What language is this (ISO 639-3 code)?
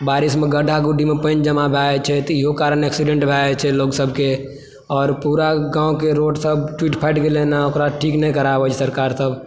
mai